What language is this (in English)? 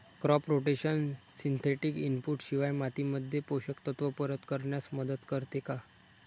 Marathi